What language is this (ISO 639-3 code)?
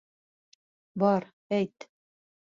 bak